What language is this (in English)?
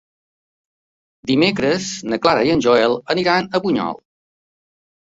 Catalan